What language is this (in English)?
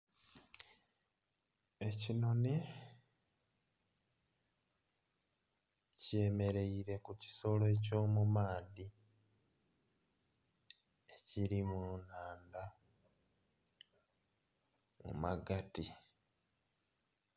Soga